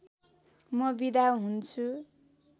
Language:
Nepali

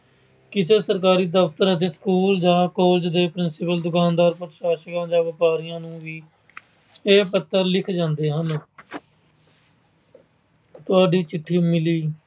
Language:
Punjabi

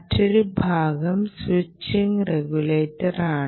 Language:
Malayalam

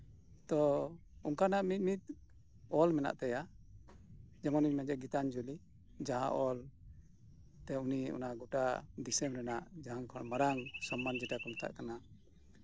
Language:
Santali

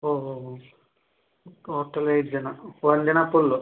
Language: Kannada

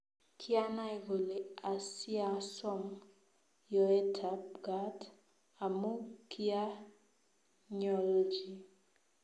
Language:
Kalenjin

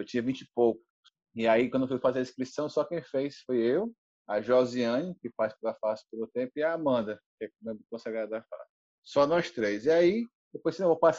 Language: Portuguese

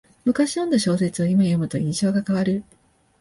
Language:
Japanese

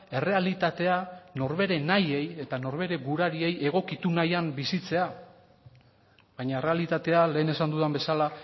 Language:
Basque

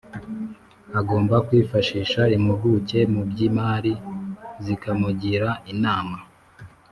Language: Kinyarwanda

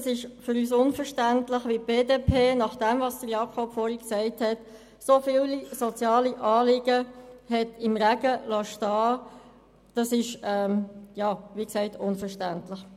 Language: Swiss German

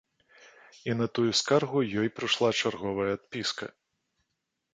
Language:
Belarusian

